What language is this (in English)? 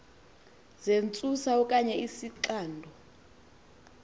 Xhosa